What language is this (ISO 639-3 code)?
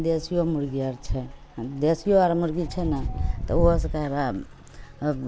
mai